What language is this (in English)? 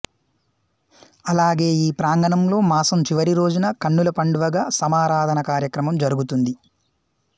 Telugu